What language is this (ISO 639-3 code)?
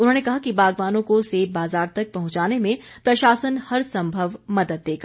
hin